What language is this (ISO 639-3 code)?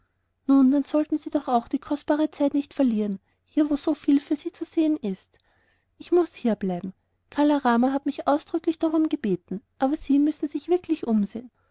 deu